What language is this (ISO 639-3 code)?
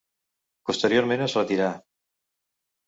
cat